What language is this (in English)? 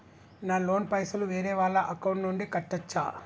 Telugu